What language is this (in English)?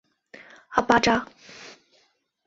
Chinese